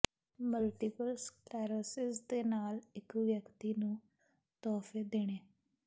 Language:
Punjabi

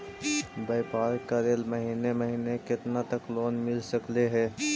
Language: Magahi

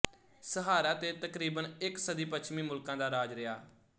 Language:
Punjabi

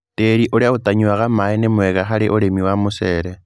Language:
Kikuyu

